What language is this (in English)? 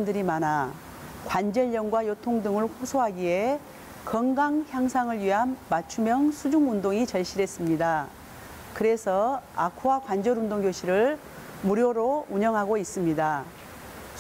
Korean